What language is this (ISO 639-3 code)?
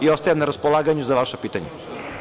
srp